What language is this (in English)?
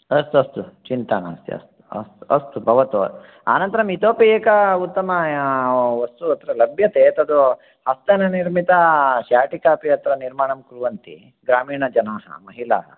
Sanskrit